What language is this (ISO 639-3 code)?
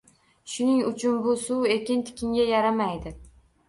uzb